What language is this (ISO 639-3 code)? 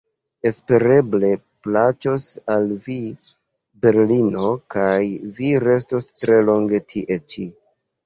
epo